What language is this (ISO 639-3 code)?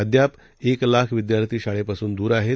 mar